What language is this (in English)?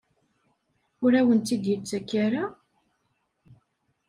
Kabyle